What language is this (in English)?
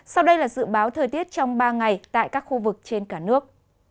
Vietnamese